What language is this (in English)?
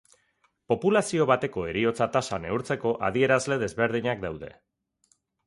Basque